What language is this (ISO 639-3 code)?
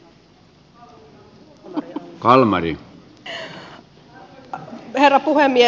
fin